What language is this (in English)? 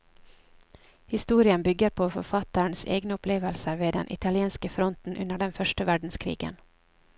Norwegian